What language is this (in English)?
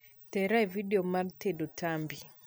Luo (Kenya and Tanzania)